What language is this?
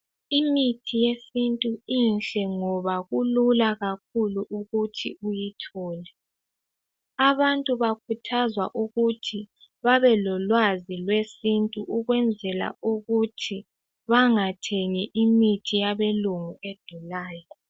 North Ndebele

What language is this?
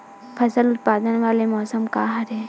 Chhattisgarhi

